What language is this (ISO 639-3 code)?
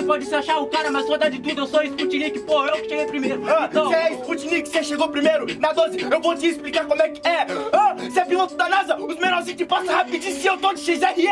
por